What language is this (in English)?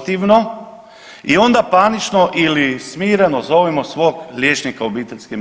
Croatian